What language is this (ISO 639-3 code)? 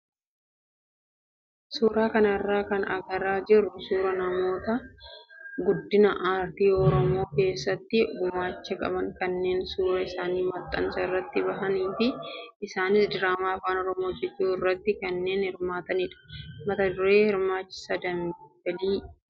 orm